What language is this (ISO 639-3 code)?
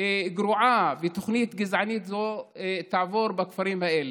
heb